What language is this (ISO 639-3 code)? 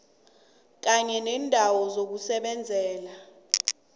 nbl